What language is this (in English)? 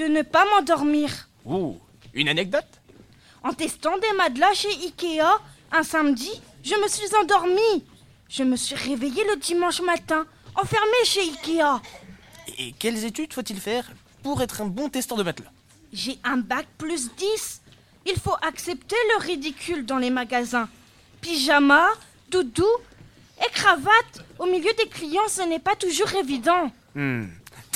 French